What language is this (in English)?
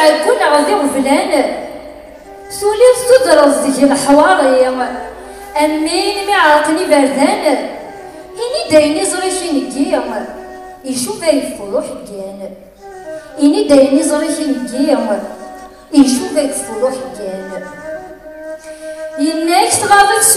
Arabic